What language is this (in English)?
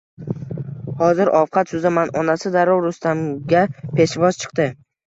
Uzbek